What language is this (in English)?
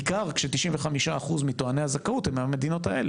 Hebrew